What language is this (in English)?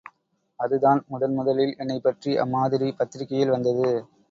Tamil